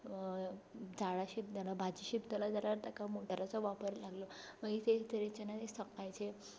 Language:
Konkani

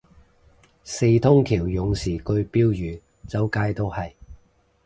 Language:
Cantonese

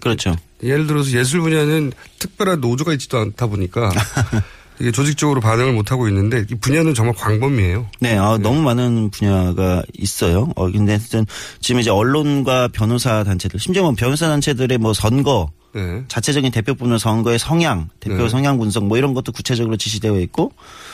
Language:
Korean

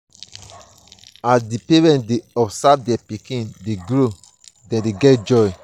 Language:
Nigerian Pidgin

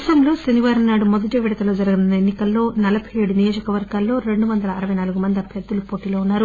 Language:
Telugu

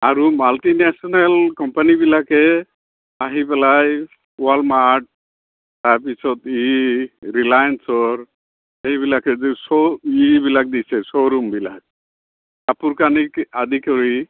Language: Assamese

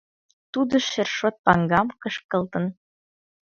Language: Mari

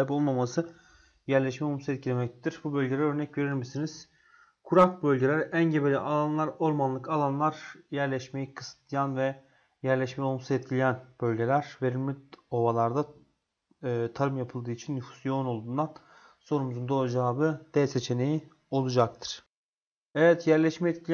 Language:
Turkish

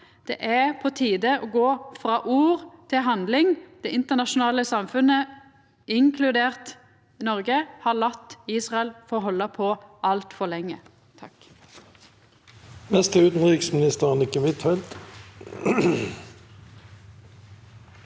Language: Norwegian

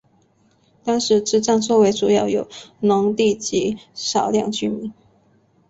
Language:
Chinese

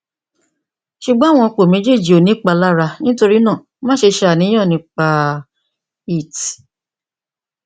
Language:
Yoruba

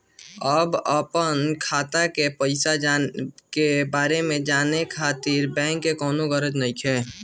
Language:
Bhojpuri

